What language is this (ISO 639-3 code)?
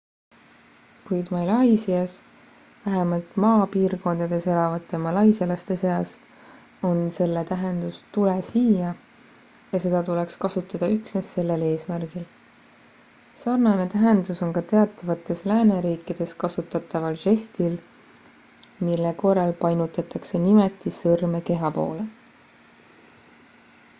est